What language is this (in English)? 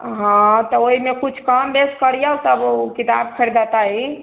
Maithili